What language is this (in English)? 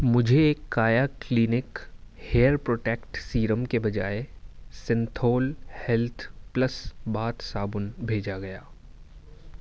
Urdu